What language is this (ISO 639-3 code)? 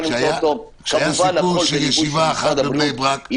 heb